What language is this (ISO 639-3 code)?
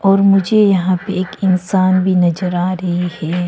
hin